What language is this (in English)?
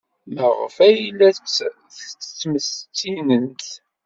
Kabyle